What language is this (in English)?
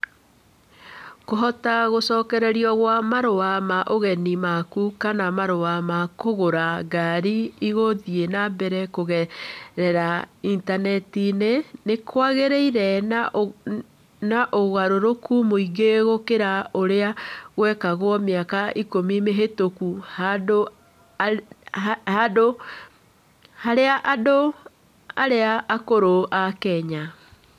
Kikuyu